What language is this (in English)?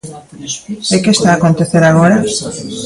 Galician